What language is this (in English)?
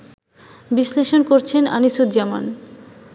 Bangla